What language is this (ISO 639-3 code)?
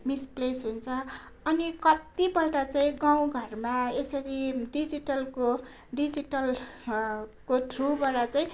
nep